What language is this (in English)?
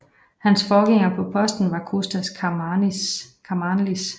Danish